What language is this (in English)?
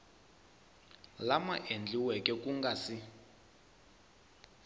Tsonga